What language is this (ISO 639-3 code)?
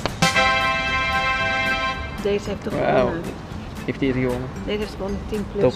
nld